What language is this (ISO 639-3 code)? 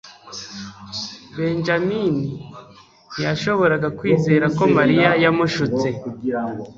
kin